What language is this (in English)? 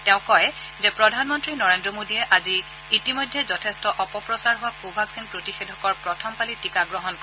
Assamese